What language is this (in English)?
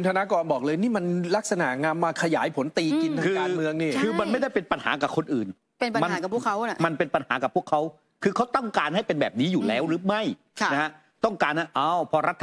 Thai